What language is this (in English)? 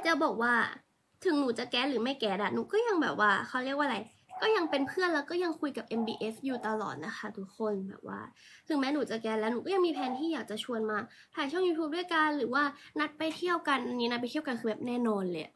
Thai